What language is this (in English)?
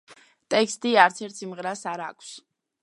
Georgian